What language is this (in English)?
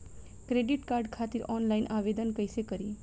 Bhojpuri